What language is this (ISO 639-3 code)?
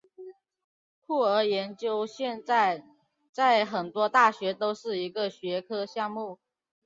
zho